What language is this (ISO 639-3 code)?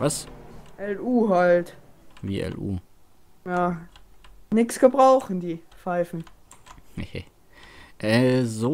deu